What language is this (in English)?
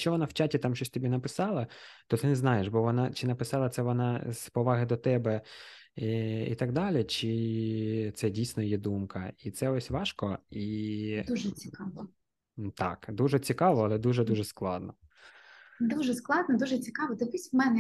Ukrainian